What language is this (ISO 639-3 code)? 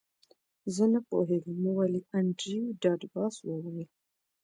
pus